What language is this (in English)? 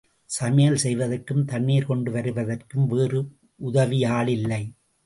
Tamil